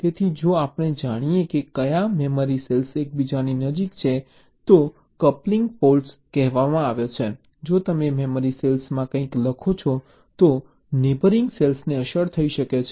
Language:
Gujarati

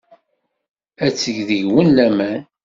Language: Kabyle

